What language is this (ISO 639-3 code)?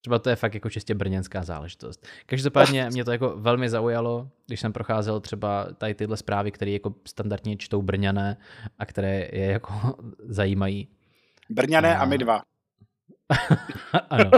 ces